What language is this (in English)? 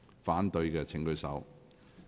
Cantonese